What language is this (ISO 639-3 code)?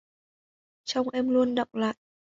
vie